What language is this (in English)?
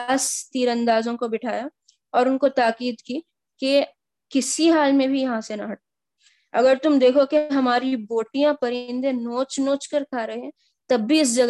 Urdu